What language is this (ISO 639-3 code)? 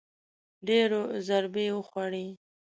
pus